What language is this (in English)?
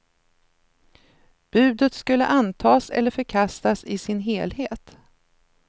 Swedish